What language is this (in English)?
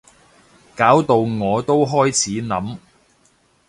Cantonese